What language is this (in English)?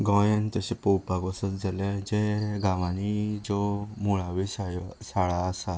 Konkani